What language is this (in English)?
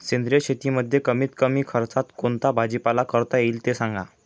Marathi